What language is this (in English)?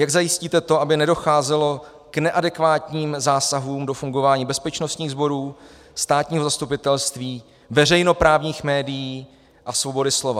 Czech